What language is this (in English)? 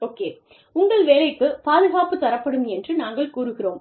Tamil